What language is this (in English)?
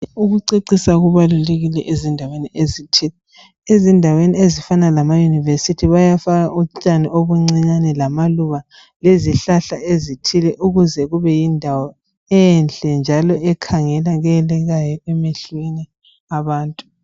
North Ndebele